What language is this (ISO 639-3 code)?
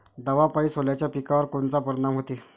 mar